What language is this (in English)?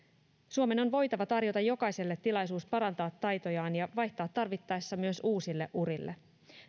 Finnish